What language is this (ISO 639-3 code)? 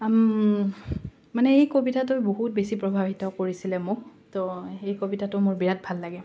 asm